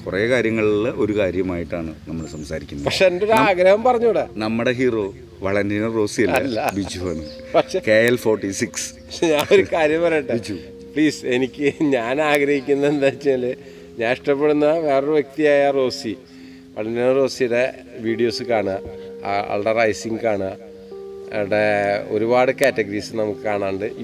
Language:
Malayalam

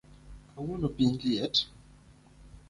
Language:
Luo (Kenya and Tanzania)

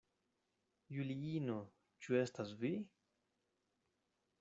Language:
Esperanto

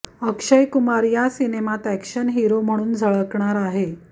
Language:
Marathi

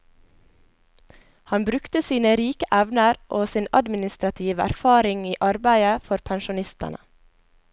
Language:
Norwegian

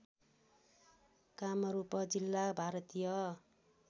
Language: Nepali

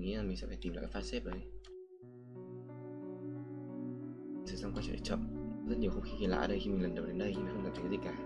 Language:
Vietnamese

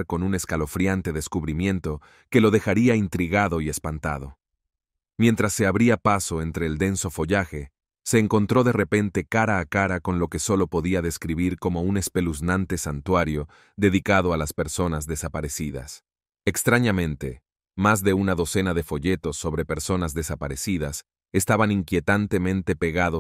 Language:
Spanish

